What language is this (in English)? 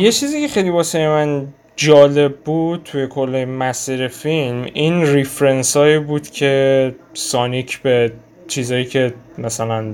Persian